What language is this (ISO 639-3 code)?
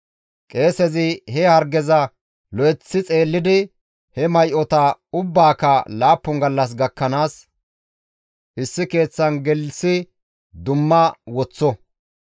gmv